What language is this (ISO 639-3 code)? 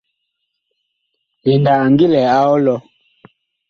bkh